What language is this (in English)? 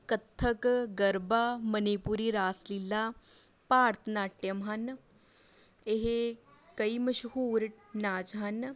Punjabi